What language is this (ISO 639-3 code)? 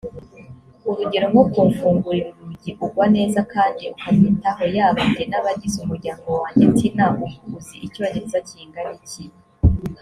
kin